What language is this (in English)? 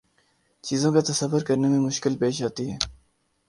Urdu